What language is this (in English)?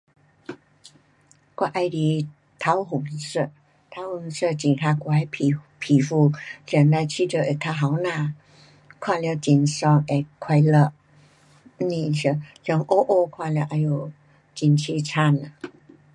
Pu-Xian Chinese